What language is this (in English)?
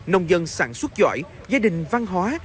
Vietnamese